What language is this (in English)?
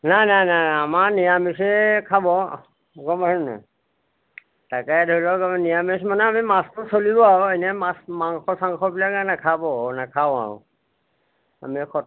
Assamese